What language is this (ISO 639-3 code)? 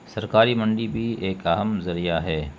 urd